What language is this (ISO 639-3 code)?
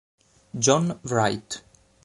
ita